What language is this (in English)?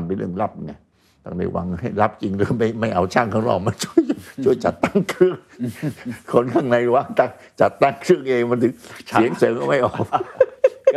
Thai